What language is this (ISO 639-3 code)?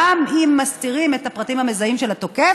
heb